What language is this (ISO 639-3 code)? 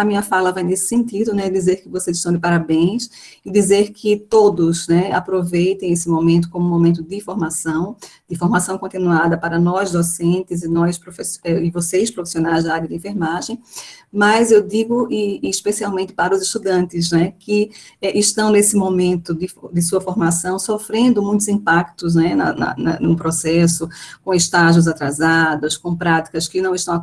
por